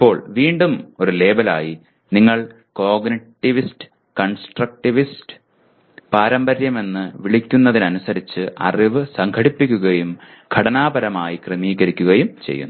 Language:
Malayalam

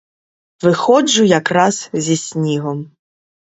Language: Ukrainian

